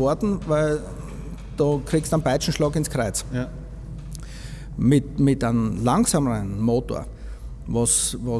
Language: German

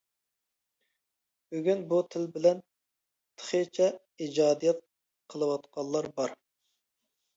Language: Uyghur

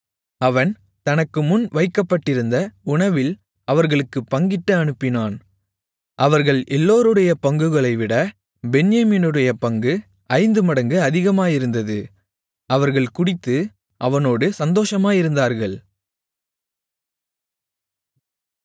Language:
Tamil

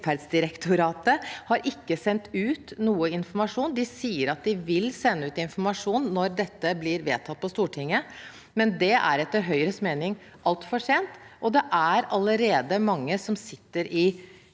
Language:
Norwegian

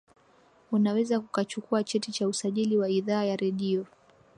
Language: Swahili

